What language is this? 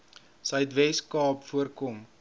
Afrikaans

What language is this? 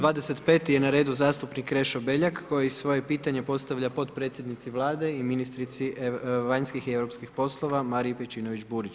Croatian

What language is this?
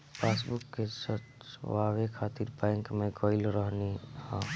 Bhojpuri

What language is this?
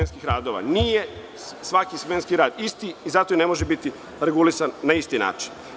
Serbian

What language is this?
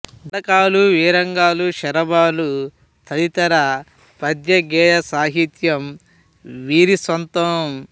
Telugu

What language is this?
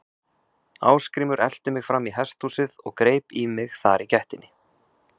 Icelandic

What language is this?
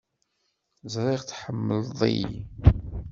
Kabyle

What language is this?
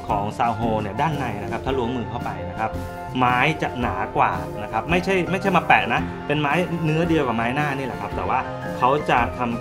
Thai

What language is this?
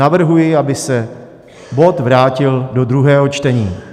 Czech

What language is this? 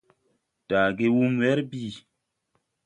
Tupuri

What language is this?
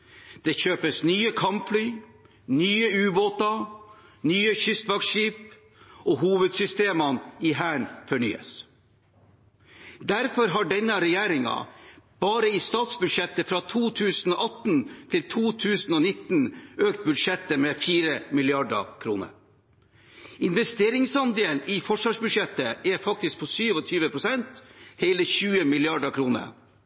Norwegian Bokmål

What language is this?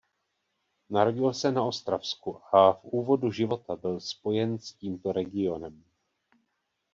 Czech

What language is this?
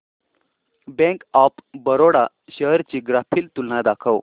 Marathi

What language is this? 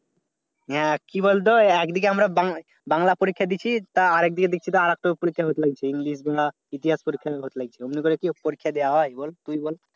Bangla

